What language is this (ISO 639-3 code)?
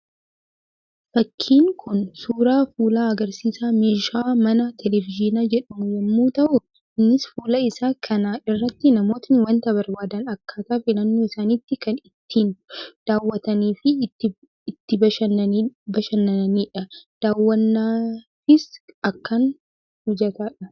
orm